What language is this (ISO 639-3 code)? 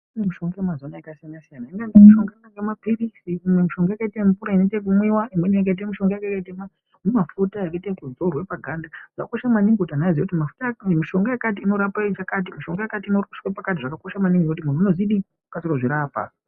ndc